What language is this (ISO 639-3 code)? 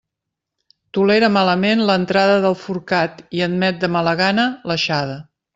cat